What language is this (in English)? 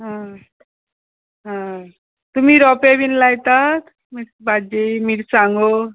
Konkani